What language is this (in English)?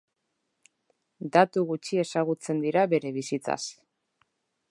Basque